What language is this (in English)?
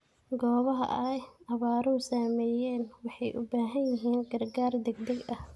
Somali